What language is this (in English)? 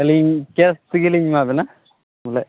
Santali